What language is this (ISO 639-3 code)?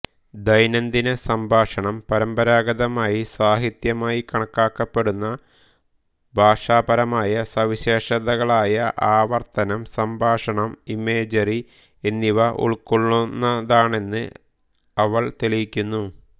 mal